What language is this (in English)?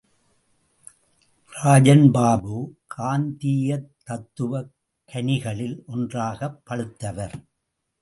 Tamil